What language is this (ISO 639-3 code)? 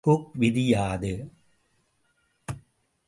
tam